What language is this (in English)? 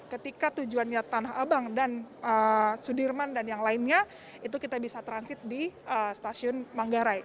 Indonesian